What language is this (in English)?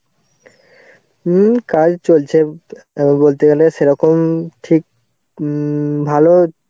Bangla